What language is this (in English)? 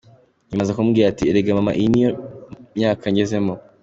Kinyarwanda